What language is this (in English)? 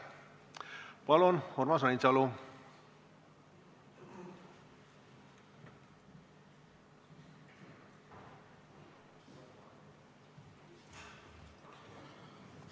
Estonian